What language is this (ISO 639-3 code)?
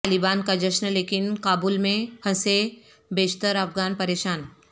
urd